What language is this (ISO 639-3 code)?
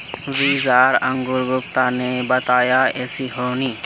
mag